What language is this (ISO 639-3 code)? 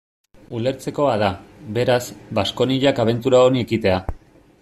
eus